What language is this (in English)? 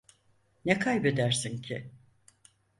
Turkish